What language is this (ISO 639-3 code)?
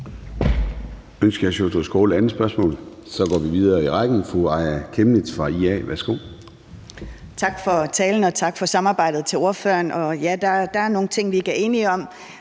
dan